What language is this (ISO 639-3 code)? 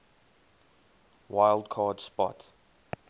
eng